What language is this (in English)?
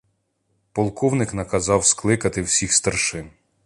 Ukrainian